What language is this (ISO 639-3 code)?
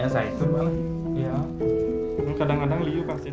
ind